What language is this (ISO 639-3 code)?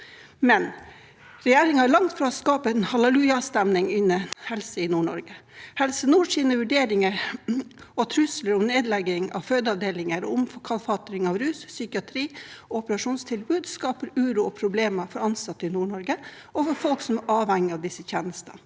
nor